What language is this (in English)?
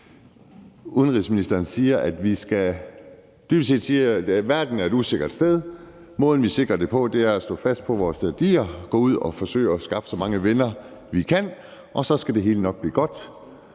Danish